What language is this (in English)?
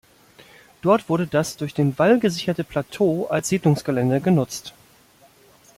German